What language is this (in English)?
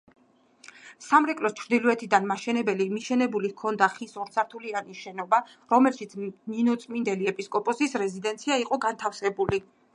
Georgian